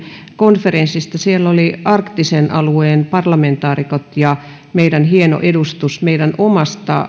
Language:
Finnish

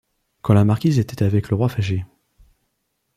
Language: French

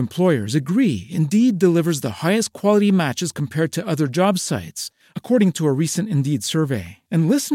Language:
Italian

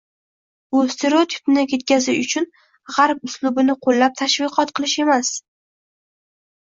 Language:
Uzbek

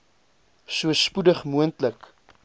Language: Afrikaans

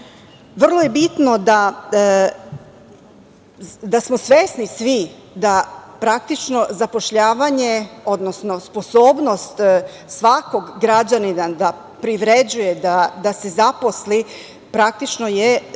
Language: Serbian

